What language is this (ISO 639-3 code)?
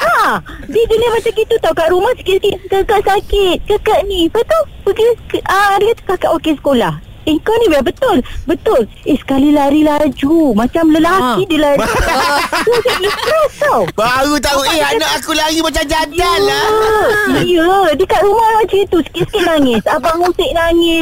msa